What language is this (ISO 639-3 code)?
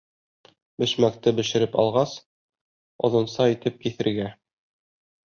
bak